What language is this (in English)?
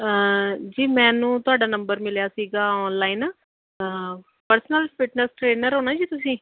Punjabi